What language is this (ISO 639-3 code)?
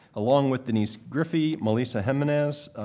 eng